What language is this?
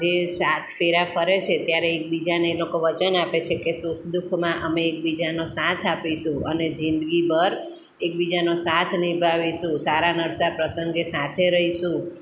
Gujarati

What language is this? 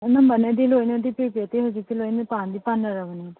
Manipuri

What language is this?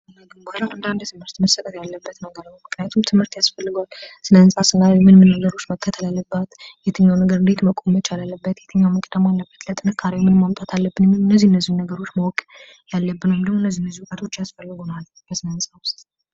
Amharic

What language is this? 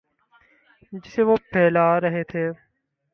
Urdu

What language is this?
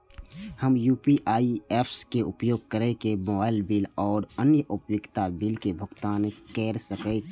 Maithili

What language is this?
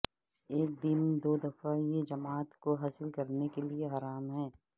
Urdu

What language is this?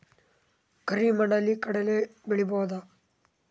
Kannada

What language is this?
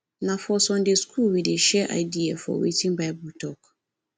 Nigerian Pidgin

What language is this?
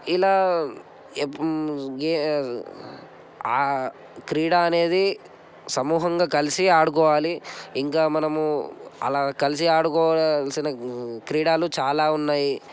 Telugu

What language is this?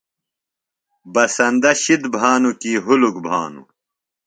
Phalura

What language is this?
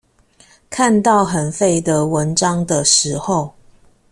Chinese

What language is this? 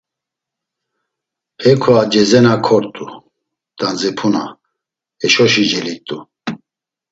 Laz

